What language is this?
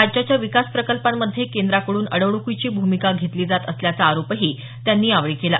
Marathi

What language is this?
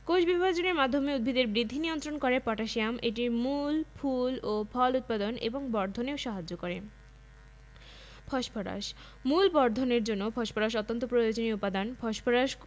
Bangla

